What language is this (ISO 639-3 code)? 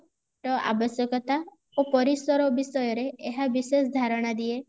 ori